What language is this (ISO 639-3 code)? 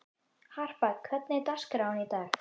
isl